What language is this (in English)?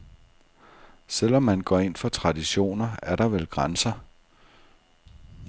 Danish